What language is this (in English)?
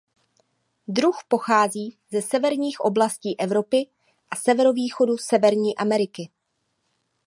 Czech